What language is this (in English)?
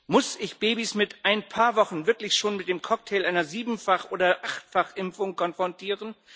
German